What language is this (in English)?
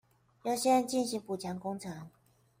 Chinese